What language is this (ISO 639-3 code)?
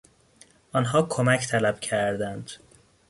fas